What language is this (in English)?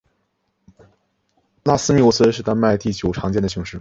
Chinese